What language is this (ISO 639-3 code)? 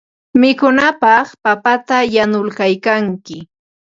qva